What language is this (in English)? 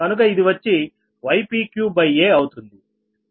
Telugu